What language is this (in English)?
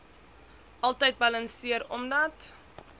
Afrikaans